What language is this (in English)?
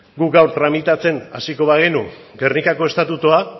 Basque